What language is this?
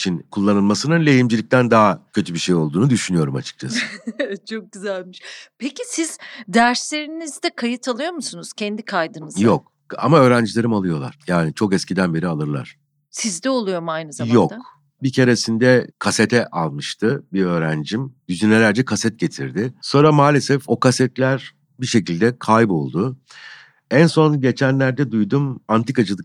Turkish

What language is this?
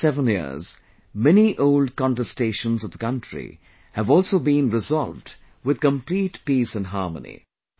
English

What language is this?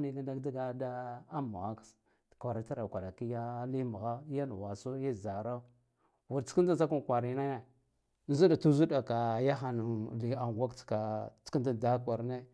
Guduf-Gava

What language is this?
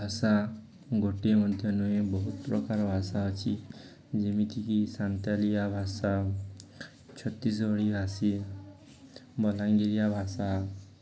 Odia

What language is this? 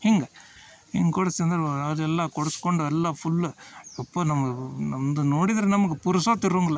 Kannada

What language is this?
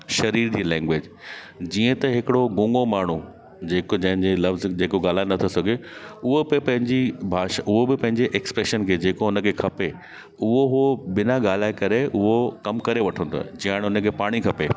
Sindhi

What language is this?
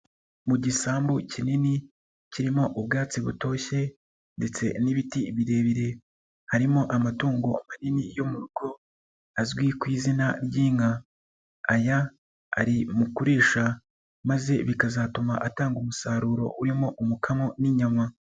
Kinyarwanda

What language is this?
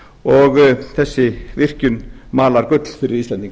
Icelandic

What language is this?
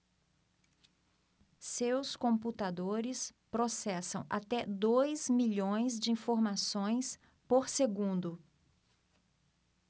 Portuguese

